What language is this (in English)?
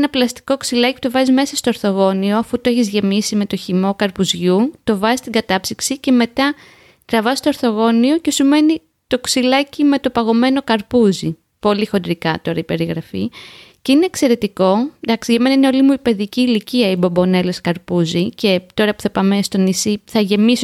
Greek